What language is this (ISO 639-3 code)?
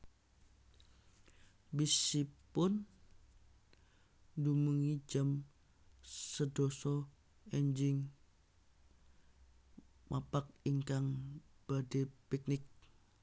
jav